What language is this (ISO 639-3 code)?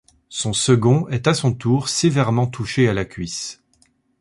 fra